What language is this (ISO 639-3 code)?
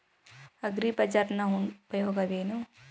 kan